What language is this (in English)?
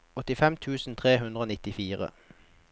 Norwegian